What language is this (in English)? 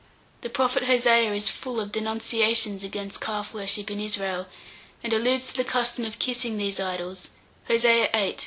English